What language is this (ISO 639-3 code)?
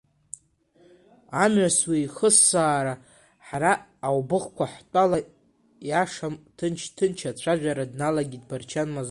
abk